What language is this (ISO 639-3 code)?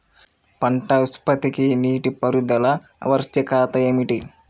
tel